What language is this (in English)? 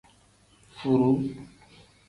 Tem